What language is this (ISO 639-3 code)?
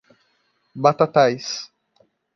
por